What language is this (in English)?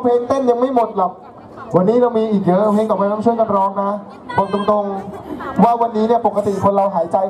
Thai